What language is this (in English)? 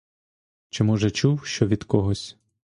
Ukrainian